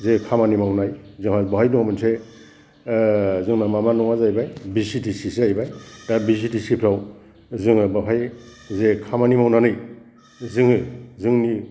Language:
Bodo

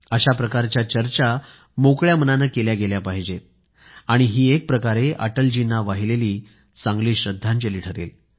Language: Marathi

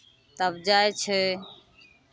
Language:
Maithili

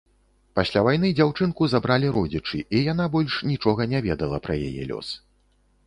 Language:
Belarusian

